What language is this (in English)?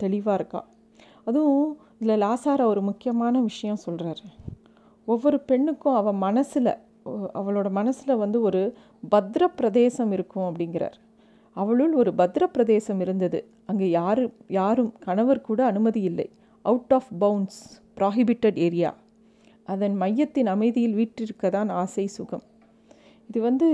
Tamil